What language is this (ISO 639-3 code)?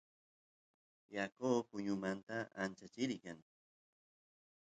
qus